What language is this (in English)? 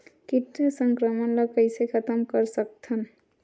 Chhattisgarhi